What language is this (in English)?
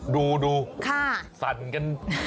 Thai